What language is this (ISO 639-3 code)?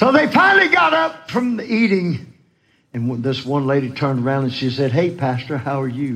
eng